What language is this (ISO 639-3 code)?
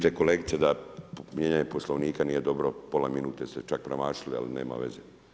hrv